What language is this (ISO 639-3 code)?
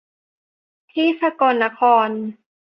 tha